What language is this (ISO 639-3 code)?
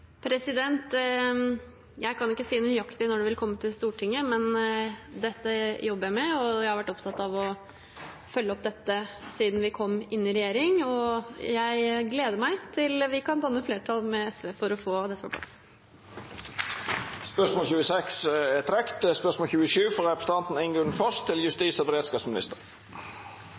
nor